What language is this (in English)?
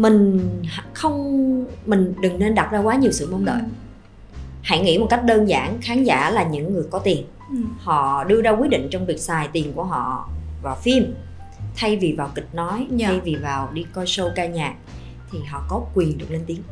Vietnamese